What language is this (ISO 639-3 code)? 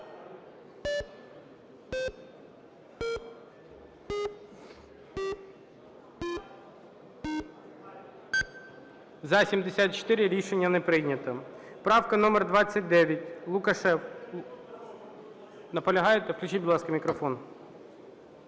ukr